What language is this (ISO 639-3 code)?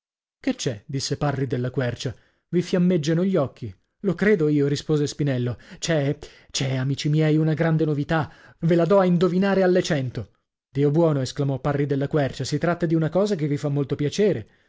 ita